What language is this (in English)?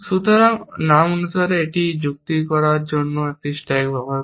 Bangla